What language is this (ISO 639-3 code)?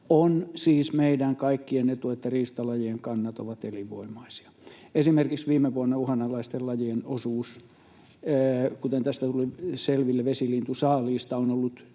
fin